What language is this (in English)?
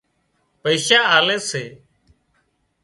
Wadiyara Koli